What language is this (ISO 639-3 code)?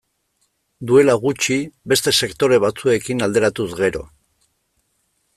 eus